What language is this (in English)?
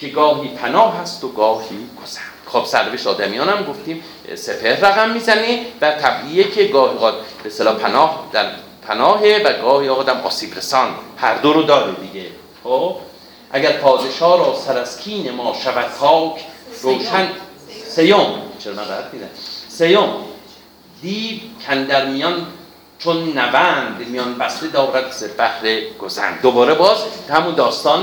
Persian